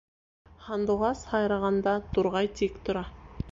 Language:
Bashkir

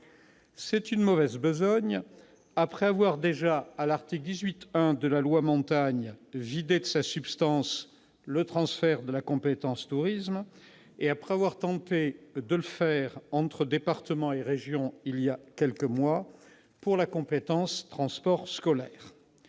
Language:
French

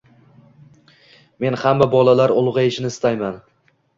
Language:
Uzbek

